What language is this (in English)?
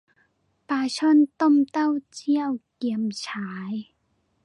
Thai